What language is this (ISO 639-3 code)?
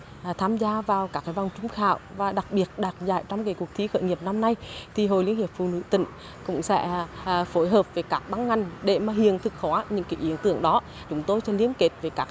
vie